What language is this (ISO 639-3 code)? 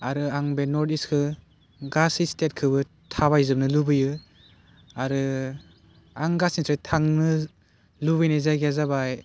brx